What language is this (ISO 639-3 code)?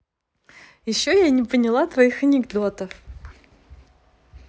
rus